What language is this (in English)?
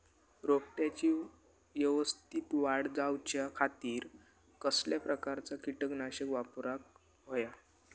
Marathi